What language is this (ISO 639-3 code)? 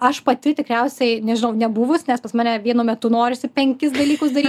lit